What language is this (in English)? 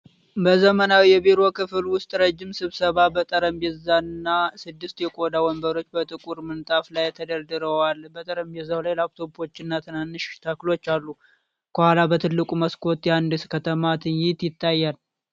Amharic